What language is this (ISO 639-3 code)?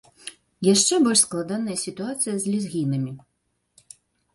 bel